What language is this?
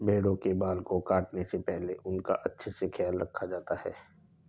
Hindi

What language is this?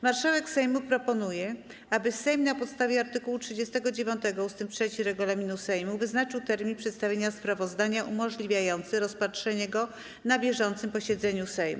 Polish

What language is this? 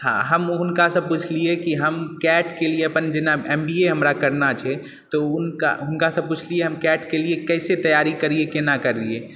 Maithili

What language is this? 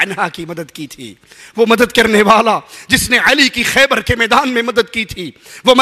Hindi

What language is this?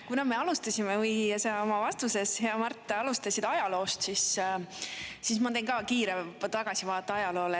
Estonian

